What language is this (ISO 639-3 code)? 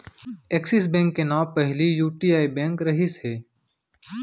hne